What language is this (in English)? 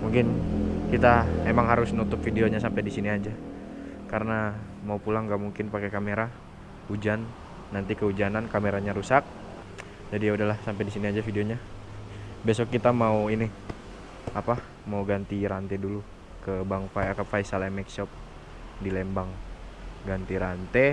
Indonesian